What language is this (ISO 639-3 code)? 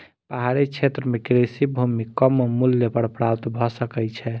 mai